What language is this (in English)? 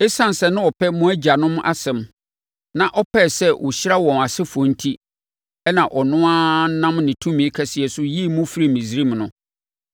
Akan